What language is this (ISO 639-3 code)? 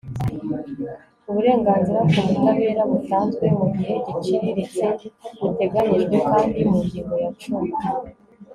kin